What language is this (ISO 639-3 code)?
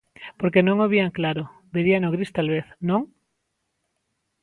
glg